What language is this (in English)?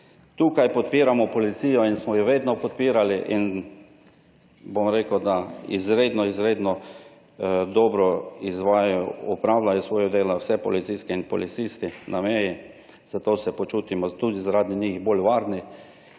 Slovenian